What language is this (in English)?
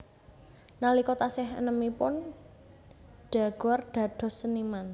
Javanese